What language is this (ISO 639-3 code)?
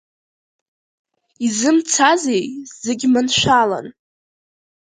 abk